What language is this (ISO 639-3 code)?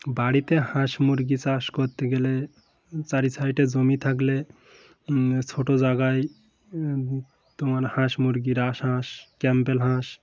ben